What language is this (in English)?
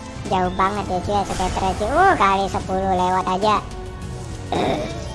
Indonesian